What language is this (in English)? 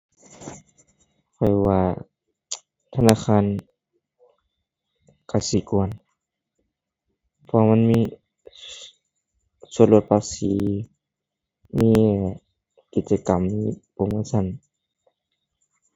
Thai